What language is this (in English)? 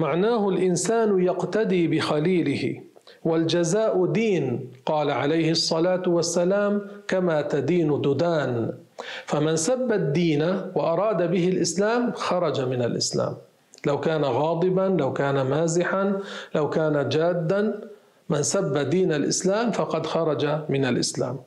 Arabic